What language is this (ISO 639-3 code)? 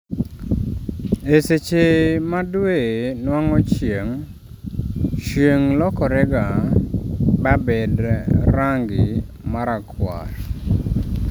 luo